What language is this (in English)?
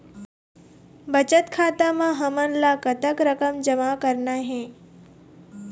Chhattisgarhi